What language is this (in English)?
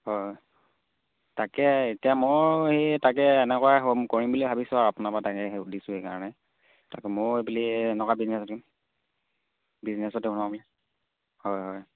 Assamese